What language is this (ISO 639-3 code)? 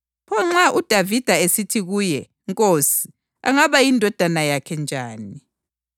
nde